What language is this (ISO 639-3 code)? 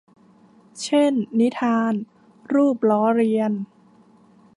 tha